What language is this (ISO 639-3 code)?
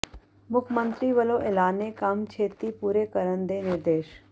pan